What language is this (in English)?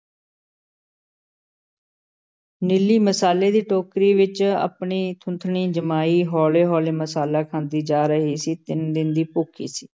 Punjabi